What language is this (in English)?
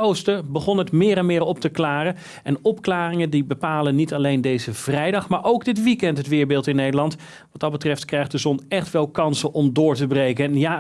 Dutch